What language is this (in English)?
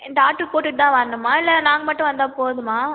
Tamil